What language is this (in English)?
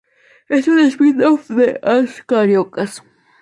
Spanish